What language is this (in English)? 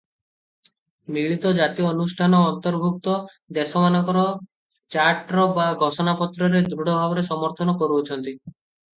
Odia